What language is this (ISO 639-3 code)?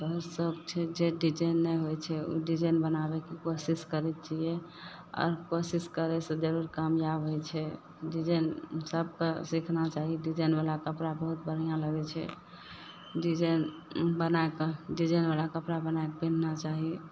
mai